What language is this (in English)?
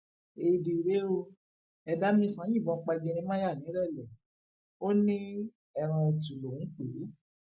Yoruba